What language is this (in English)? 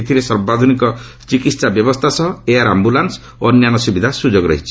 Odia